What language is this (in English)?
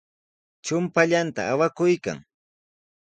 Sihuas Ancash Quechua